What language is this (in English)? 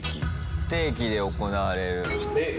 Japanese